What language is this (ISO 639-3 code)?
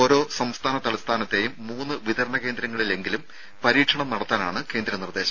mal